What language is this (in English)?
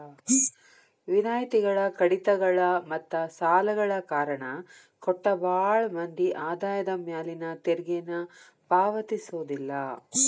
Kannada